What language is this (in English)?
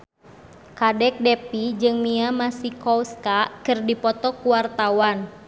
Sundanese